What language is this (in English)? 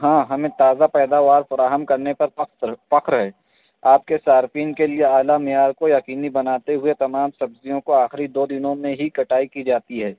Urdu